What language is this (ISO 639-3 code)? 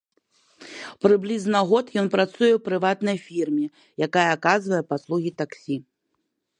bel